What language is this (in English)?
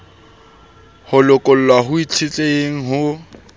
Southern Sotho